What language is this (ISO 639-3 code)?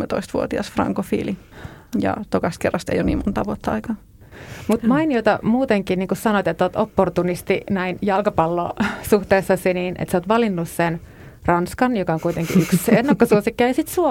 fin